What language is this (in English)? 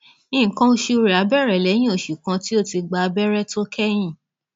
Yoruba